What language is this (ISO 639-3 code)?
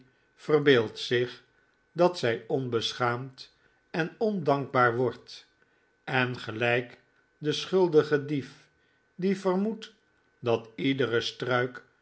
nld